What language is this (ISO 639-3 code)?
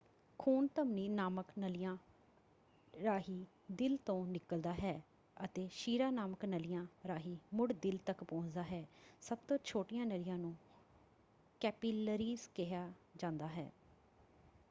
pan